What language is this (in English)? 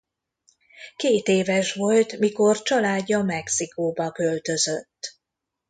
Hungarian